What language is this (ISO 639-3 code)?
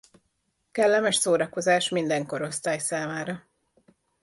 hun